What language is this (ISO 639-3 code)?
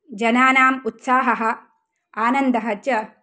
san